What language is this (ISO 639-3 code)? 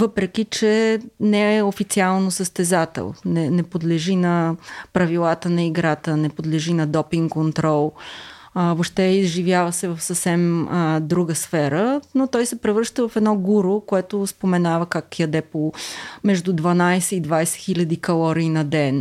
bul